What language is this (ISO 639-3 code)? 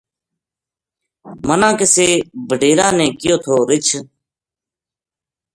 gju